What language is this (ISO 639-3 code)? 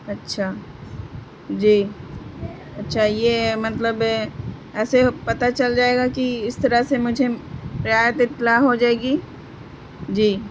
urd